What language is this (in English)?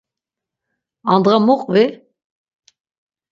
Laz